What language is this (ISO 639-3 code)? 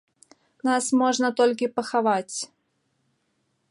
bel